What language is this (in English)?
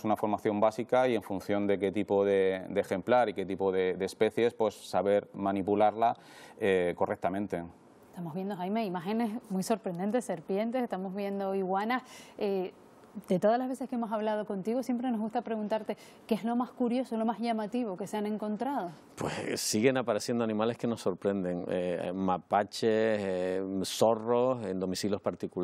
Spanish